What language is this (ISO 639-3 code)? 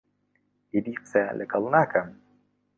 ckb